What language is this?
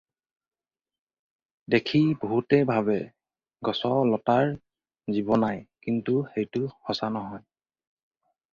Assamese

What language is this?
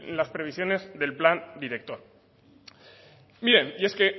Spanish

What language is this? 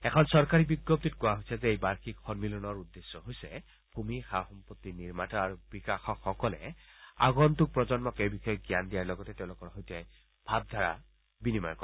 Assamese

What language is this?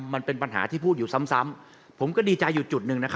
Thai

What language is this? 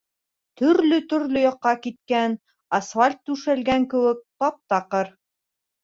Bashkir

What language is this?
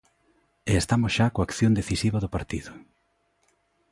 Galician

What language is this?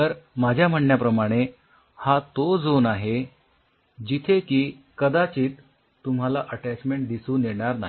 Marathi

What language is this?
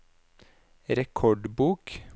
Norwegian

